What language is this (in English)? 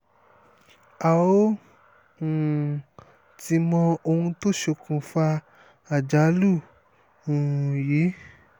Yoruba